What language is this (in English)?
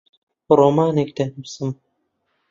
Central Kurdish